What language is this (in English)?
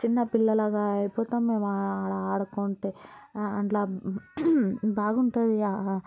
Telugu